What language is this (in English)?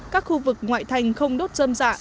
Vietnamese